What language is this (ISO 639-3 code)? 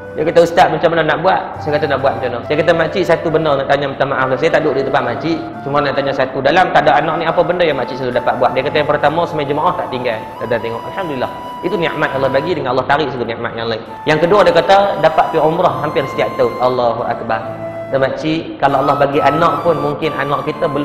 msa